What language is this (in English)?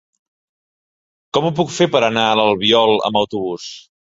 Catalan